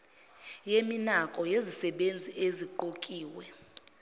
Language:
Zulu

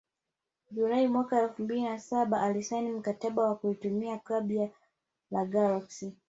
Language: Swahili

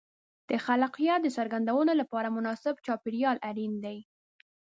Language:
Pashto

